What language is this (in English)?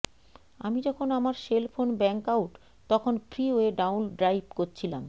Bangla